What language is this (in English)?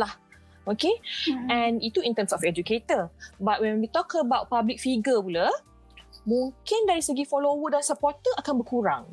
Malay